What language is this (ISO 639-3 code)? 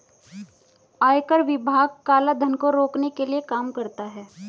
hin